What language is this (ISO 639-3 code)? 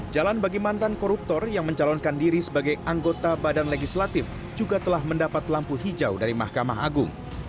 ind